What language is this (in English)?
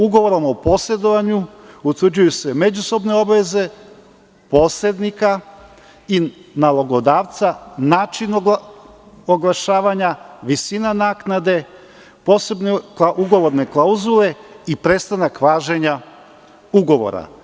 Serbian